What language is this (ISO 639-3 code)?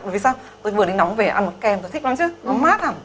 vie